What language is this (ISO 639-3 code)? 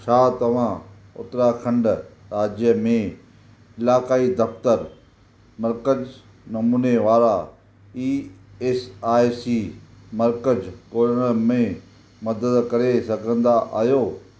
snd